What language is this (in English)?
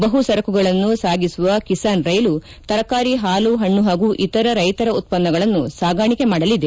Kannada